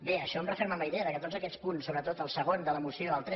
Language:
Catalan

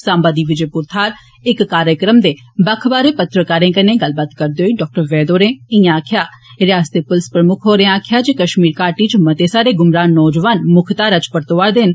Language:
Dogri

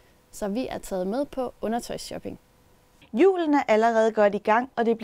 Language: Danish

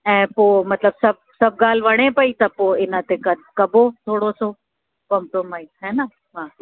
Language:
Sindhi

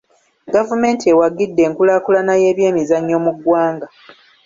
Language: Ganda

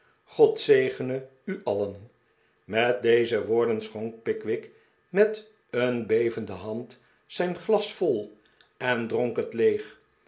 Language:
Dutch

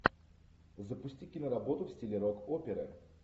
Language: Russian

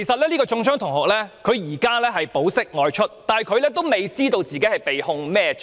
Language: Cantonese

